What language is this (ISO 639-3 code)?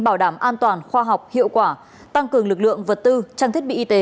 vie